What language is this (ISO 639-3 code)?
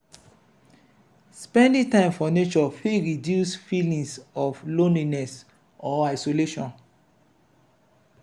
pcm